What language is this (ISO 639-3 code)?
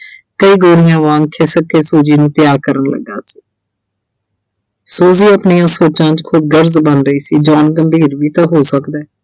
pan